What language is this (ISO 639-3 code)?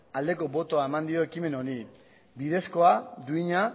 eus